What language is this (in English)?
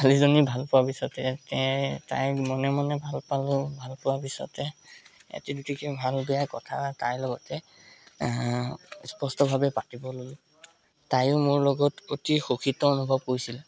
Assamese